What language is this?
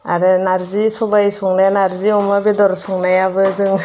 Bodo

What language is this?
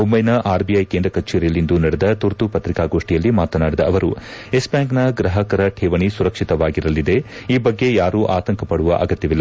Kannada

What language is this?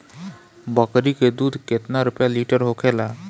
Bhojpuri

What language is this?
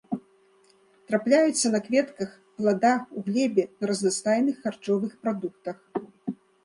Belarusian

